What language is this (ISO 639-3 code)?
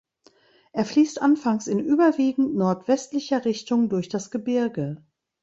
deu